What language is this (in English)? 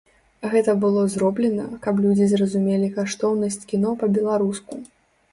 Belarusian